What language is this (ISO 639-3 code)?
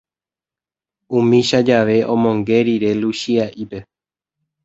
grn